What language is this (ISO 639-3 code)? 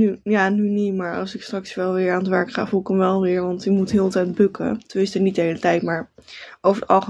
nld